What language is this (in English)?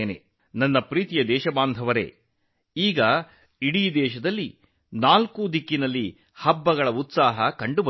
Kannada